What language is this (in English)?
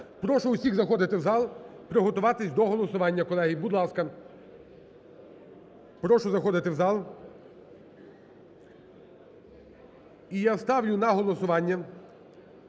Ukrainian